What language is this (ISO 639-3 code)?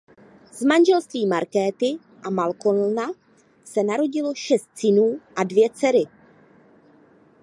ces